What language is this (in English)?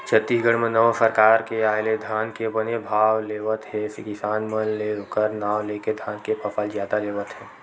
Chhattisgarhi